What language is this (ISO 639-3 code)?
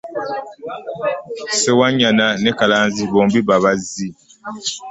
lug